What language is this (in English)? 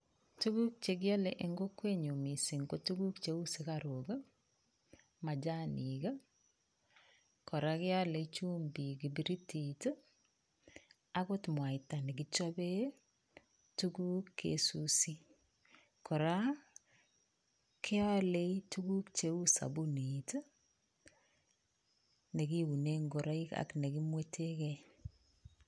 Kalenjin